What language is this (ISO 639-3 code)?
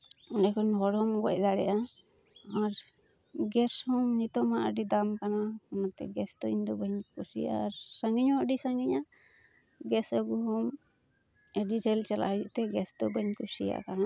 sat